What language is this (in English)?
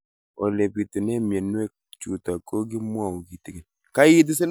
Kalenjin